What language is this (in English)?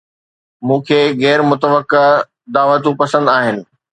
Sindhi